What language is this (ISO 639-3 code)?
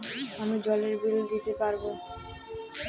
ben